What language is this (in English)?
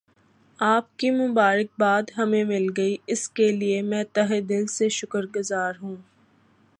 Urdu